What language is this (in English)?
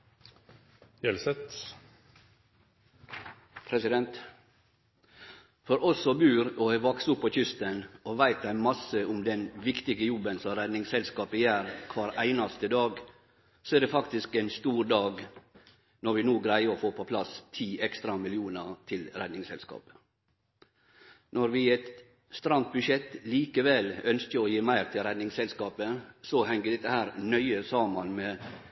Norwegian